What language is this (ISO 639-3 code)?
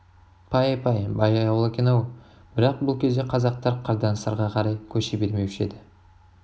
kaz